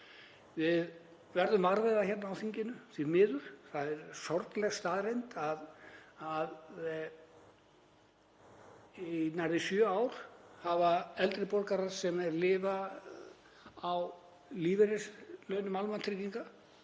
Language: Icelandic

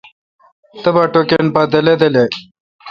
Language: Kalkoti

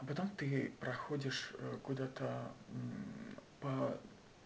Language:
Russian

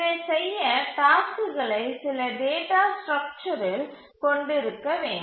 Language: Tamil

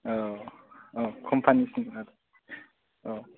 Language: Bodo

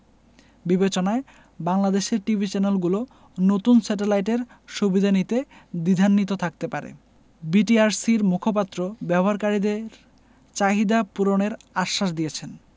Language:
Bangla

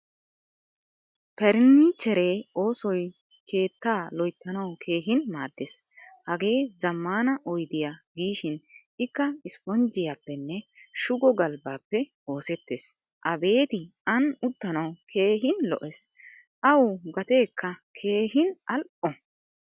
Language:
Wolaytta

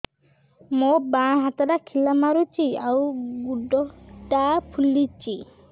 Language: Odia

